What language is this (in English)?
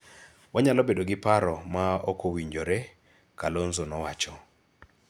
Luo (Kenya and Tanzania)